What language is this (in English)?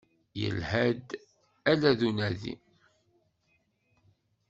Kabyle